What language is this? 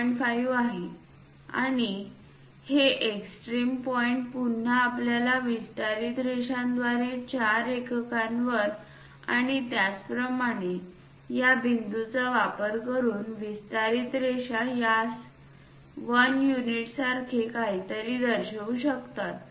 Marathi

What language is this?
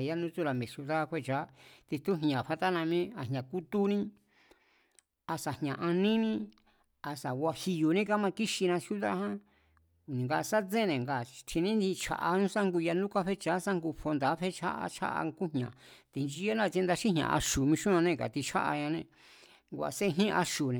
Mazatlán Mazatec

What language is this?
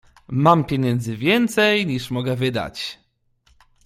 Polish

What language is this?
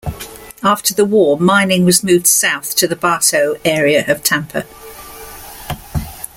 English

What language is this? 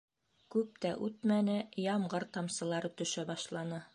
Bashkir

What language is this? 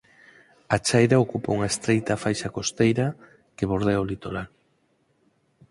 Galician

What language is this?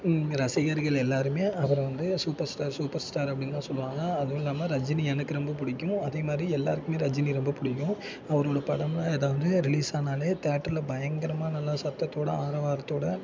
Tamil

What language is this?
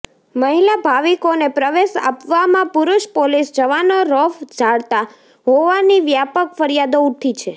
Gujarati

